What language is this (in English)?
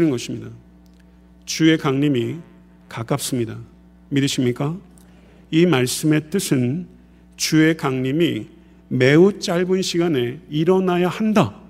Korean